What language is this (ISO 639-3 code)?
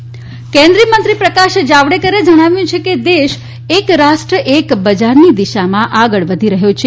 guj